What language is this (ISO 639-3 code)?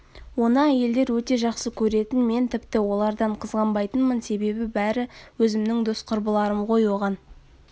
kaz